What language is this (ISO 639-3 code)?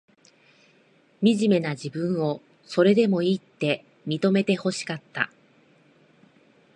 jpn